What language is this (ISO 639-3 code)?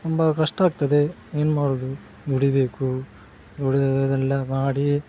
kan